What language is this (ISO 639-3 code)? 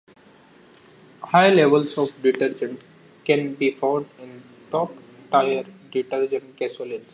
eng